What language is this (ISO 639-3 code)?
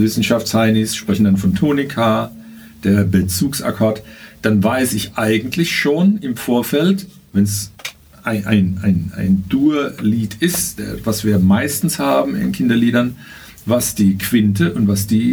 deu